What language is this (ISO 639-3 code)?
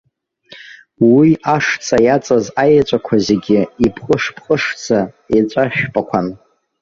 abk